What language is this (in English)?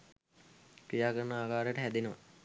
Sinhala